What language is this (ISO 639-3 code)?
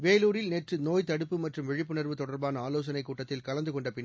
tam